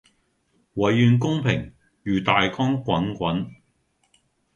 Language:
Cantonese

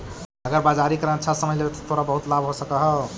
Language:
Magahi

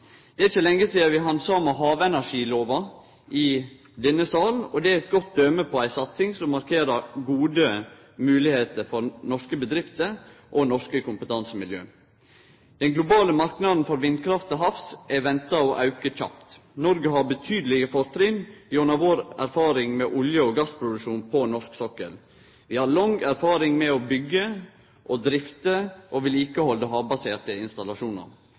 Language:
Norwegian Nynorsk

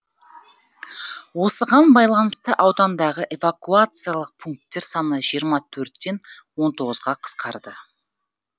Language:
Kazakh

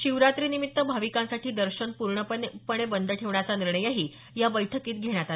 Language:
Marathi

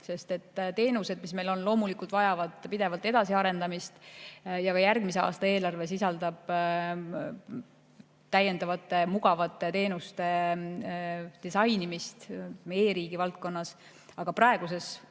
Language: Estonian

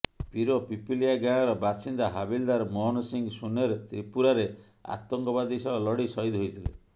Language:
Odia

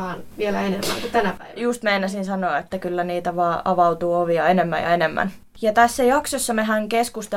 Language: Finnish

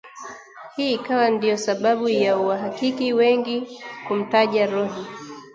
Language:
Swahili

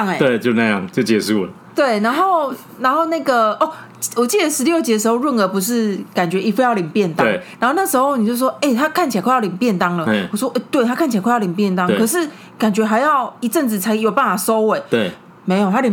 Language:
Chinese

